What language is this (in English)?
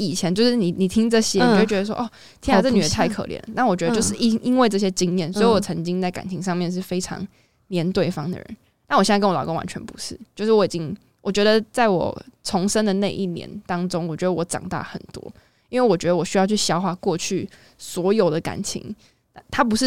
Chinese